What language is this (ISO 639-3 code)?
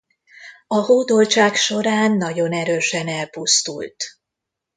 hun